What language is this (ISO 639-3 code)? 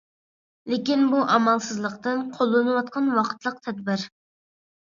uig